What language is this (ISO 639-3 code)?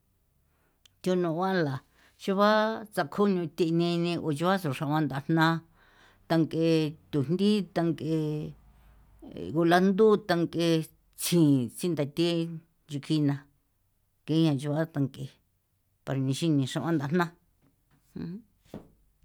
pow